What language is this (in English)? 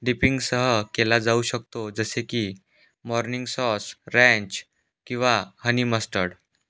Marathi